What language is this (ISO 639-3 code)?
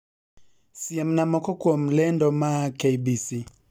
luo